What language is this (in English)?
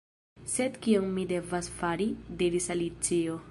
Esperanto